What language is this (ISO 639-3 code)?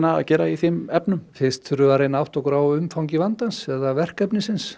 isl